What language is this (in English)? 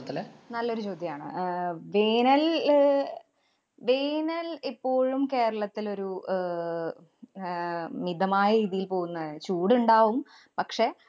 Malayalam